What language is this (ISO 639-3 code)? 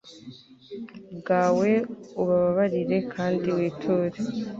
kin